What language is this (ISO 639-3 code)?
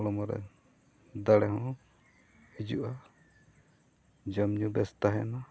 sat